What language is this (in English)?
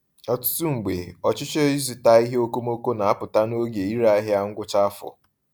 Igbo